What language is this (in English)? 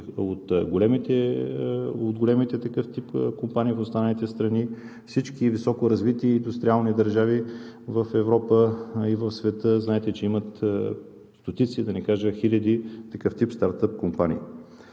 Bulgarian